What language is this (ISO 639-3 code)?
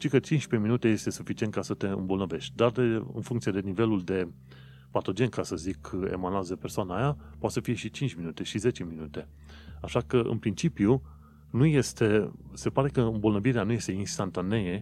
ron